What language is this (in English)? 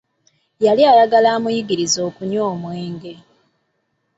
Ganda